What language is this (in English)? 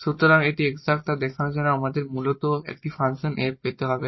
Bangla